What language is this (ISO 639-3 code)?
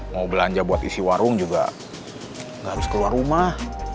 ind